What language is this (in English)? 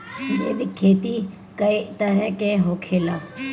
Bhojpuri